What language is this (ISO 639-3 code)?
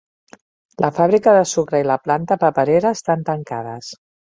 cat